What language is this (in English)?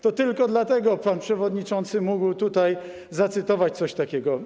Polish